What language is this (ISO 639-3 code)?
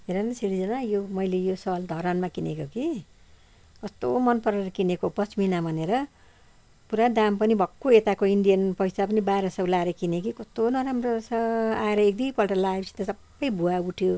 nep